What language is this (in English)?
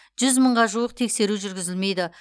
Kazakh